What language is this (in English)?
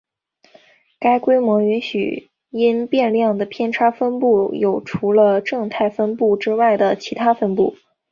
Chinese